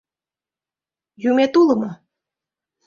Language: Mari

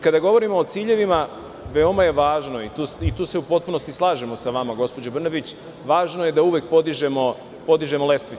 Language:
Serbian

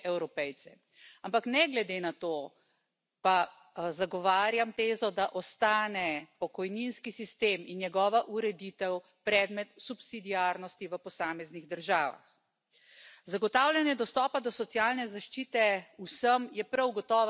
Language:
Spanish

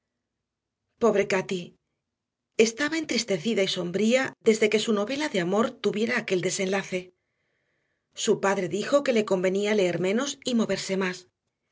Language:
Spanish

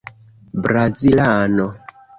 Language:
Esperanto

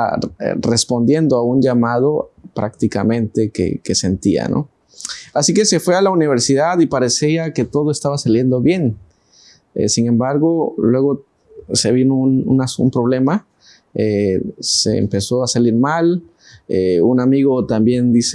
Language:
Spanish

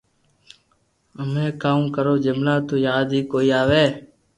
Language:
Loarki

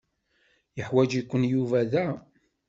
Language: Kabyle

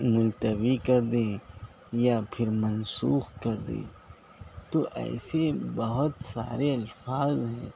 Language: Urdu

